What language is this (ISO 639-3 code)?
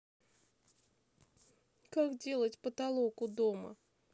rus